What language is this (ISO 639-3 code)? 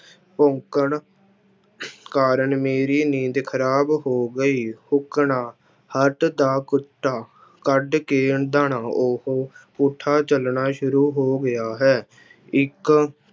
pan